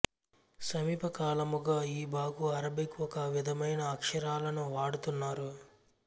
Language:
Telugu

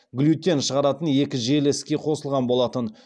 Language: Kazakh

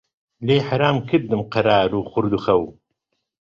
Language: Central Kurdish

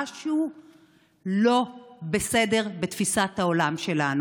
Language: Hebrew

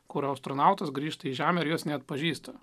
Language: Lithuanian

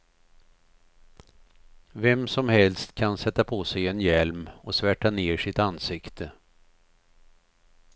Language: Swedish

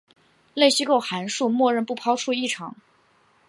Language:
Chinese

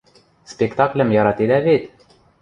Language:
Western Mari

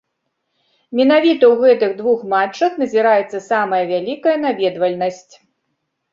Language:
Belarusian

